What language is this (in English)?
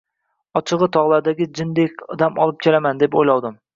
Uzbek